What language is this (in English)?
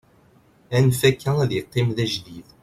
Kabyle